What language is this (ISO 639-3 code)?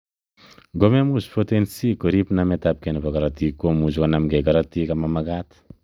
kln